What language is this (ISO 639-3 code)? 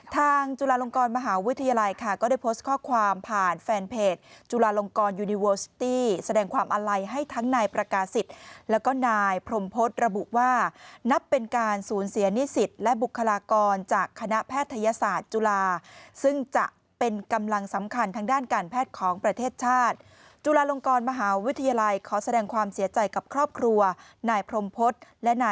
tha